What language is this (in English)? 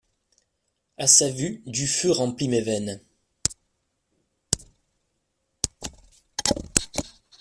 French